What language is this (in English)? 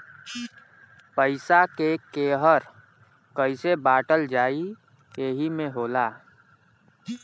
Bhojpuri